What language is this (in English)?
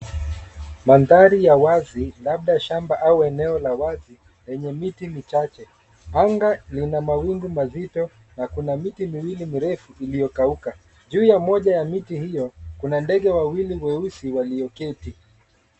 Swahili